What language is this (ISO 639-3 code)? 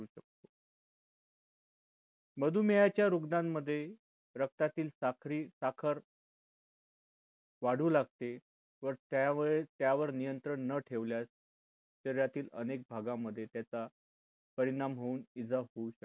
mar